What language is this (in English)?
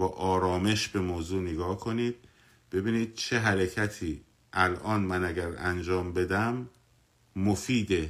Persian